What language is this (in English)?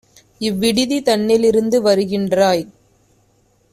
Tamil